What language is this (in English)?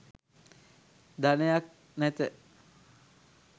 Sinhala